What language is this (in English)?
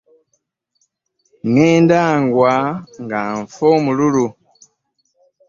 Ganda